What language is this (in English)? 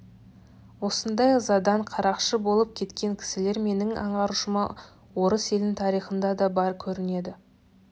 Kazakh